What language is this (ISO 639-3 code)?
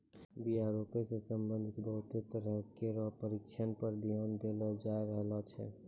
mai